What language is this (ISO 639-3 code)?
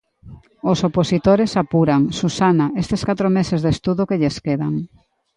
glg